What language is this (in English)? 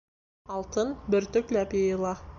Bashkir